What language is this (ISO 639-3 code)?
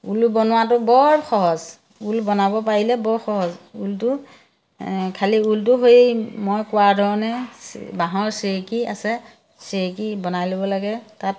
asm